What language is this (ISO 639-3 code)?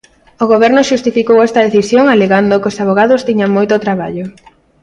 glg